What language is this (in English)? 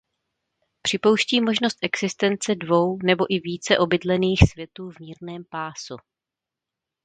Czech